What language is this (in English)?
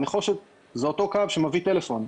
Hebrew